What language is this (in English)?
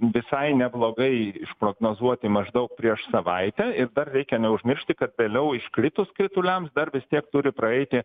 Lithuanian